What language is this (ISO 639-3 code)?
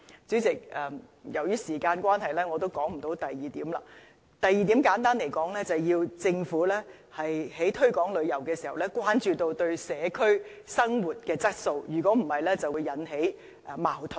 yue